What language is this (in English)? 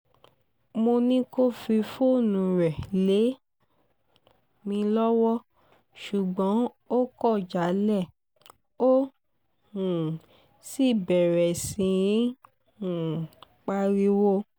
Yoruba